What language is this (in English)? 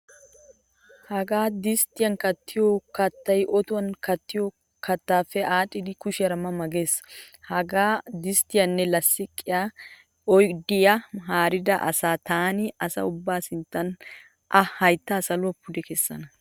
Wolaytta